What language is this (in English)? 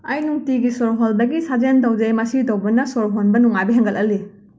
Manipuri